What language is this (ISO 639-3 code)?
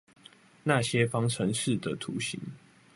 zho